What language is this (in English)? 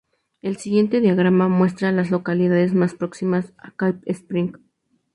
Spanish